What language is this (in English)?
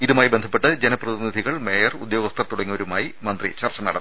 Malayalam